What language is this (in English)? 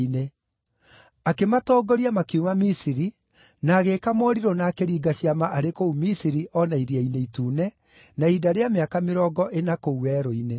Kikuyu